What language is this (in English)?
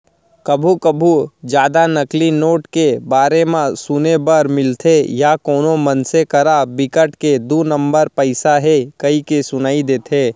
Chhattisgarhi